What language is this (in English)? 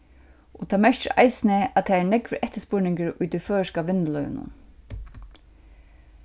Faroese